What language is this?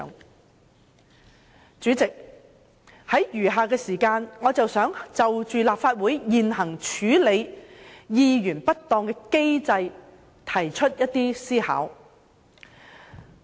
Cantonese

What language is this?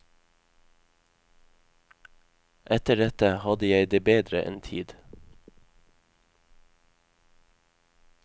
Norwegian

